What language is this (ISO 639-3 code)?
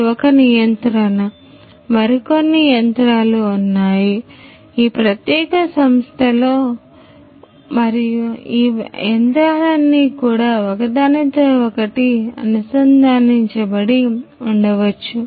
tel